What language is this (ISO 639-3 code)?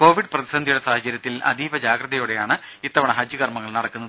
mal